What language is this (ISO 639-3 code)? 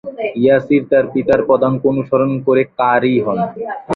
ben